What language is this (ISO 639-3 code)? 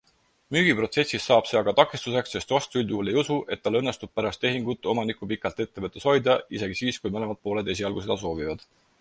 est